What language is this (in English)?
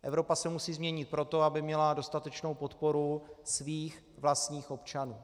Czech